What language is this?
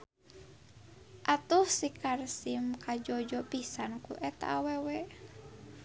Sundanese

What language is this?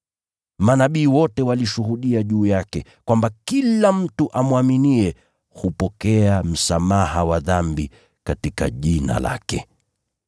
Swahili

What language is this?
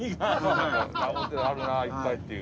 Japanese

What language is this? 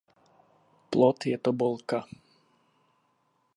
Czech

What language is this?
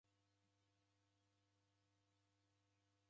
Taita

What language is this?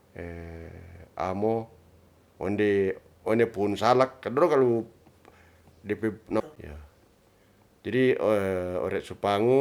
Ratahan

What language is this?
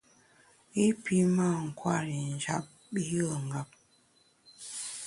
Bamun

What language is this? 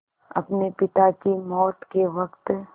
Hindi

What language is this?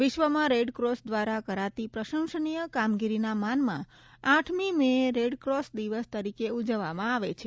Gujarati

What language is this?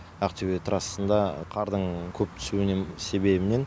Kazakh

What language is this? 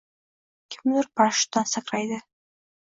Uzbek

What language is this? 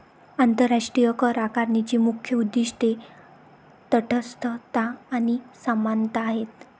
Marathi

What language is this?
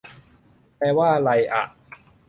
Thai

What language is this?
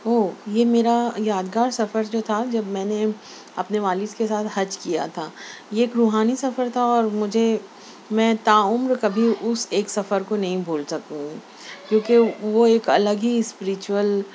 Urdu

